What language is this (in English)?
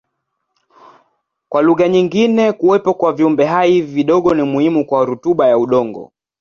Swahili